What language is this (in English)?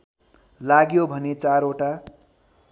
Nepali